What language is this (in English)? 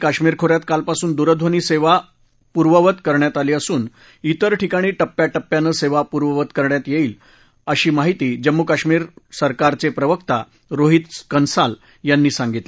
Marathi